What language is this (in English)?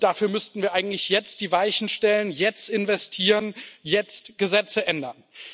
German